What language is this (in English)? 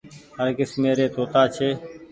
Goaria